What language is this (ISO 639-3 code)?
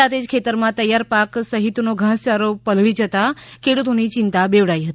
guj